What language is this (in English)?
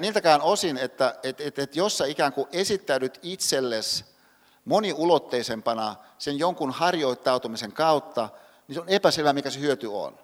Finnish